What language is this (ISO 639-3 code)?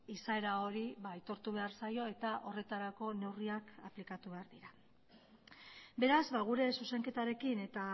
eus